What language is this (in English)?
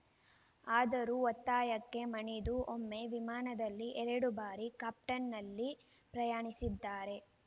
Kannada